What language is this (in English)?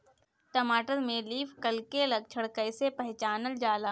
Bhojpuri